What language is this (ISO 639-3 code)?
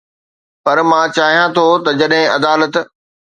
snd